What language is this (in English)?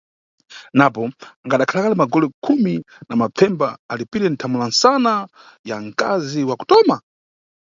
Nyungwe